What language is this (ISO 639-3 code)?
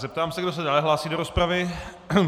ces